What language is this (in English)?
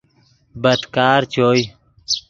Yidgha